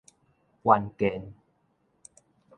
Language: Min Nan Chinese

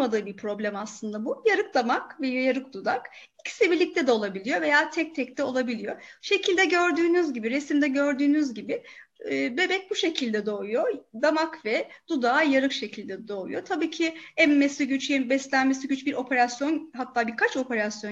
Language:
Turkish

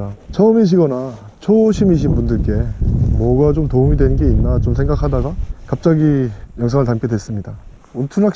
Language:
Korean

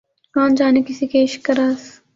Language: Urdu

